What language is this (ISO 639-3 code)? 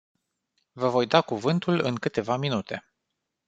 ron